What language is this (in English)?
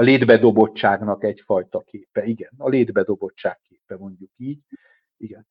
Hungarian